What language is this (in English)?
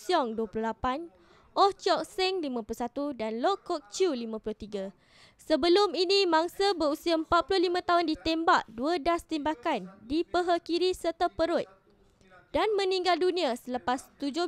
Malay